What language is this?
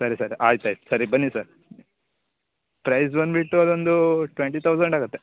Kannada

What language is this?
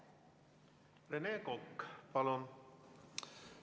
Estonian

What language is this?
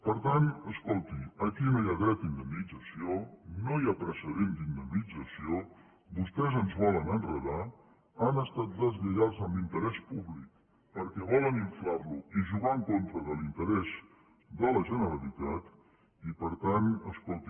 Catalan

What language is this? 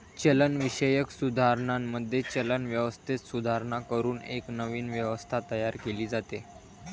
Marathi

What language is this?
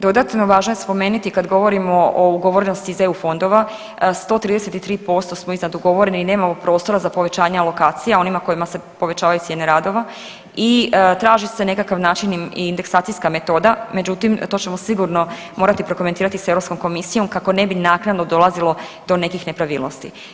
Croatian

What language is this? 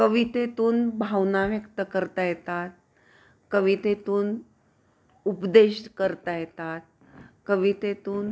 Marathi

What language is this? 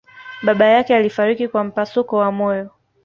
Swahili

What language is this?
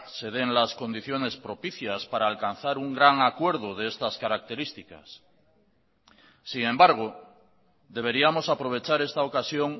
Spanish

